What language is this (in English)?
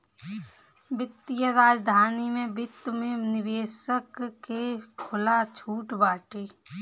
Bhojpuri